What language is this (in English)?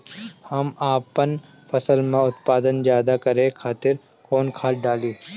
Bhojpuri